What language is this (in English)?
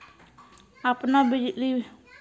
Maithili